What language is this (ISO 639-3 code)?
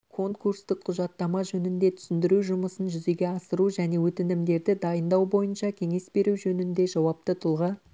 kaz